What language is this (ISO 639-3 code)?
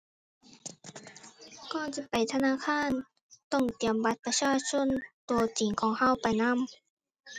tha